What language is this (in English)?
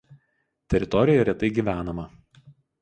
Lithuanian